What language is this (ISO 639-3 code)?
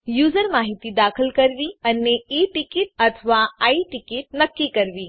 guj